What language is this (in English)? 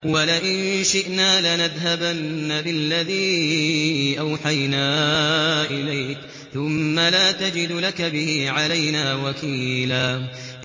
Arabic